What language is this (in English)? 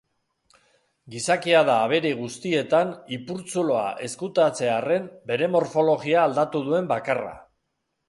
Basque